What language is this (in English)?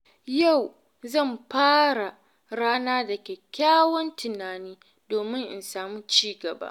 Hausa